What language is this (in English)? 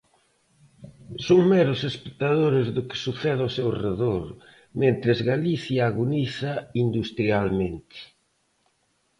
Galician